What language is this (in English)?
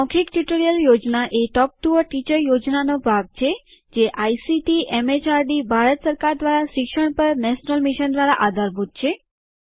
Gujarati